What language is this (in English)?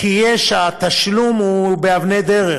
Hebrew